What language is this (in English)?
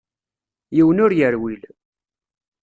Kabyle